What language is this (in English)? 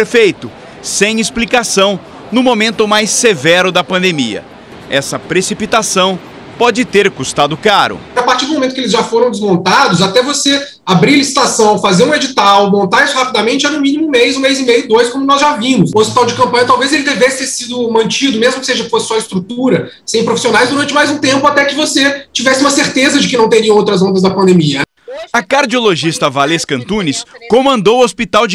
Portuguese